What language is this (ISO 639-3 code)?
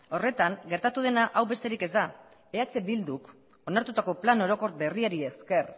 eus